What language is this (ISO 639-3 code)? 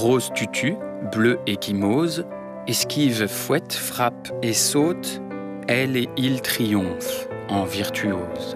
fra